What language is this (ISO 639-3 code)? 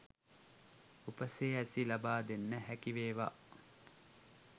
sin